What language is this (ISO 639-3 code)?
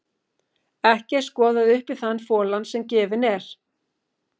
isl